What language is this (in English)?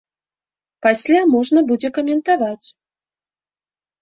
Belarusian